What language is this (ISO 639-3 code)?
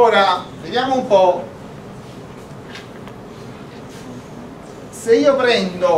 ita